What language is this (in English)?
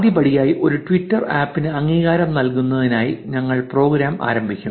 Malayalam